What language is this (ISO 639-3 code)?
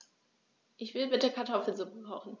deu